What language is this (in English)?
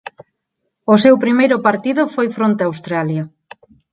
Galician